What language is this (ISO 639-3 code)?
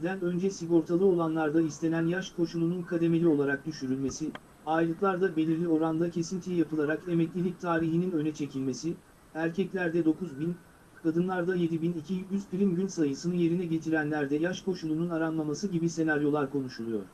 tur